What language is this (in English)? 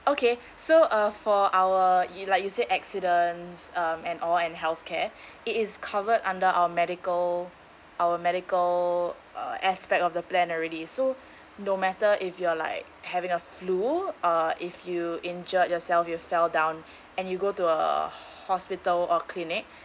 English